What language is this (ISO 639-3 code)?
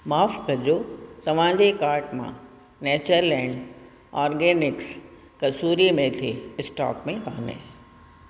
snd